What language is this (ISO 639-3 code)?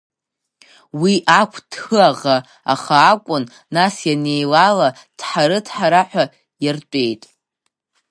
abk